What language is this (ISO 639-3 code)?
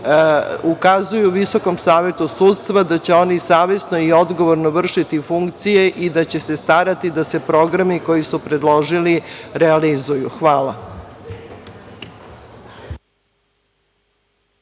srp